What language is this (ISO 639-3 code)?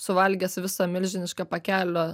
lit